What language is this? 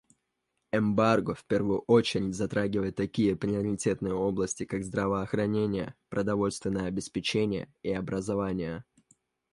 Russian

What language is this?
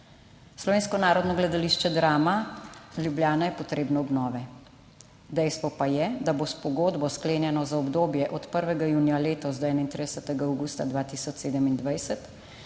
Slovenian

